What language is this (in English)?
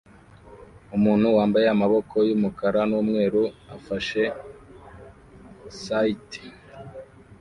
Kinyarwanda